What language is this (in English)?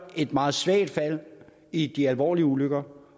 Danish